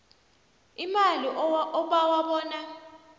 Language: South Ndebele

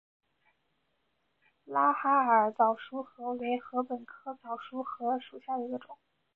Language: Chinese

